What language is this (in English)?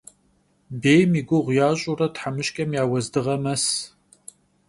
Kabardian